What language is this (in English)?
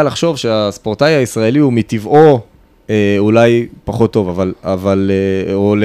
Hebrew